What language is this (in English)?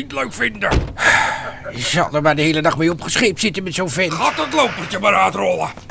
Dutch